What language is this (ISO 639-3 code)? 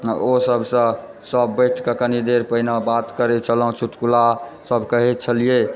mai